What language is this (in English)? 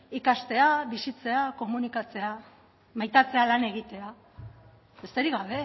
Basque